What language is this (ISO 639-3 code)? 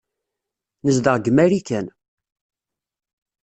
kab